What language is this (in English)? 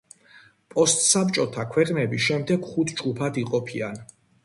Georgian